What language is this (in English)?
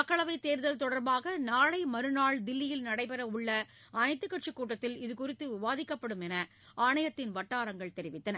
Tamil